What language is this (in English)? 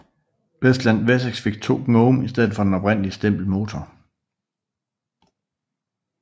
Danish